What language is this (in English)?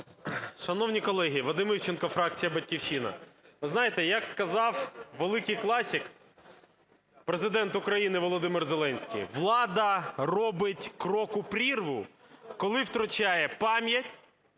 Ukrainian